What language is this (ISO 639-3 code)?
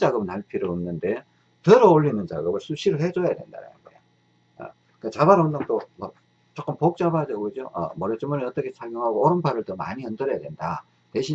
kor